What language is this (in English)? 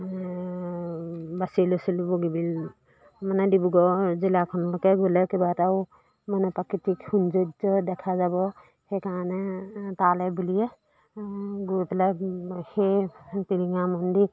Assamese